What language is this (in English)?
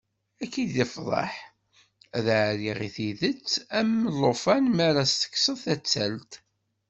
Kabyle